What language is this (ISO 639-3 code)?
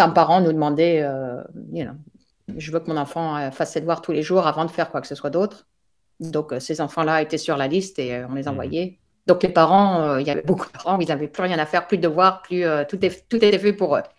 fra